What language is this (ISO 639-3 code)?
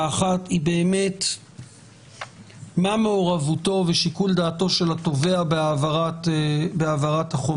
heb